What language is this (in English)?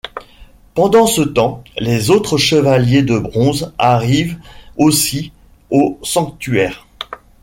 French